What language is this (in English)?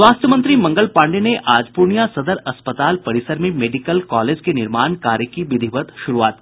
Hindi